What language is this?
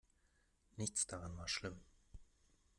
German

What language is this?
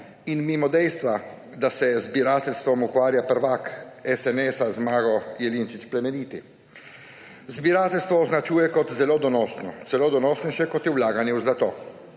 Slovenian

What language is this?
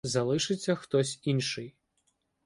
Ukrainian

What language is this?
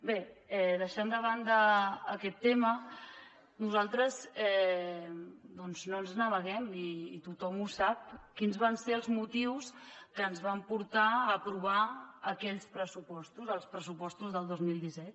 Catalan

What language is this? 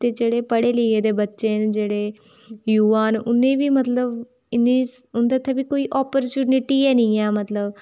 Dogri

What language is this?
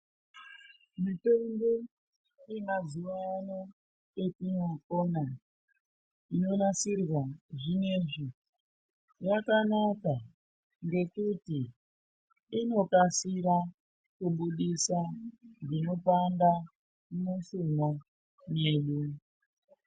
Ndau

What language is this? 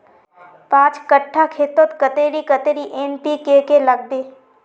Magahi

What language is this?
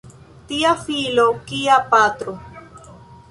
Esperanto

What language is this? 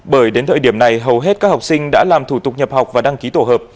Vietnamese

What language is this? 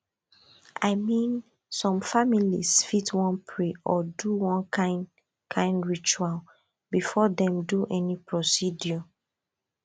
Nigerian Pidgin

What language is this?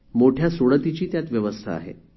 Marathi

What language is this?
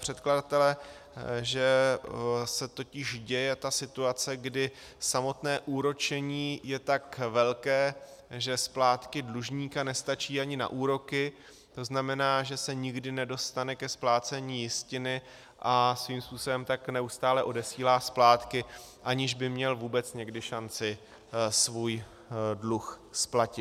Czech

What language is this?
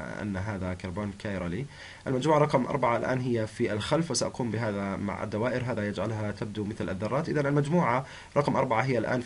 Arabic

